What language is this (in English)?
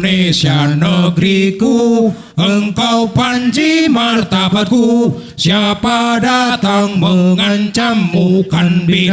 Indonesian